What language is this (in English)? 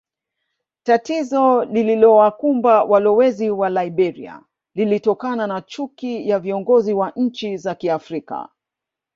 Swahili